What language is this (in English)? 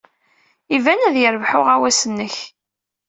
Kabyle